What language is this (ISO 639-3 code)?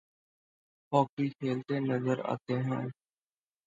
urd